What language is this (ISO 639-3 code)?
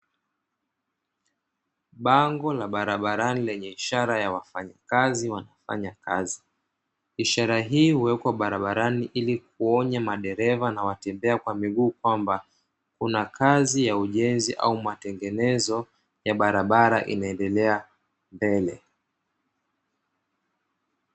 swa